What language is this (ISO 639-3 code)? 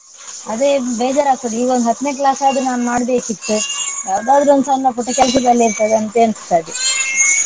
kan